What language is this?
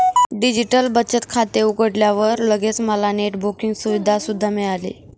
Marathi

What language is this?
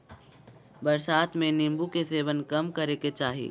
Magahi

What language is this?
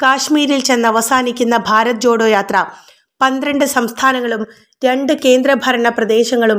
Malayalam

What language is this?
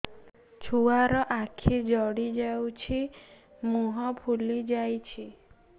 Odia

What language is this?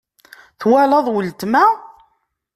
Kabyle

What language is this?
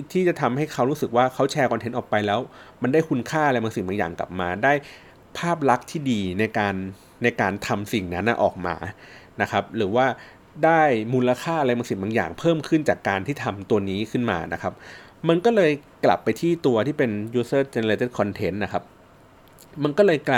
Thai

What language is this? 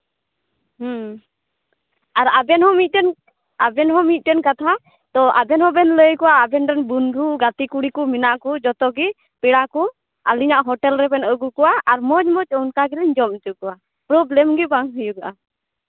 Santali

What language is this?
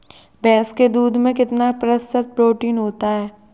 Hindi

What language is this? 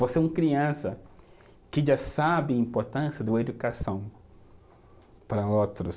Portuguese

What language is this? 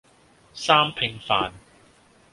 Cantonese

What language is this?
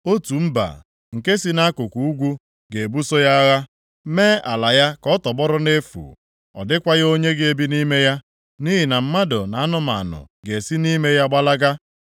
Igbo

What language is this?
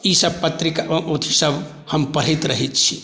Maithili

